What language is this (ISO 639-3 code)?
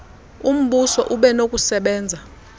xho